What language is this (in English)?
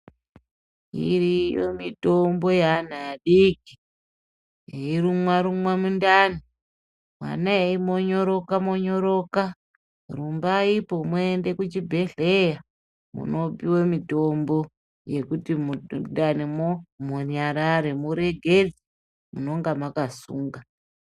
Ndau